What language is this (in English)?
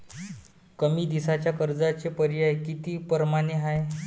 Marathi